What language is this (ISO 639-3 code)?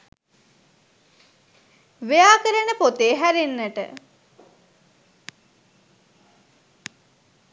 sin